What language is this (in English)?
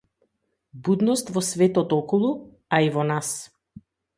Macedonian